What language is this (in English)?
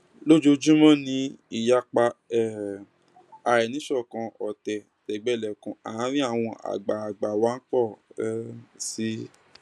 Yoruba